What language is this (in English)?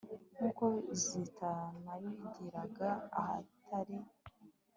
Kinyarwanda